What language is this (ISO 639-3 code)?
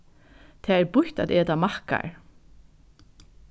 fao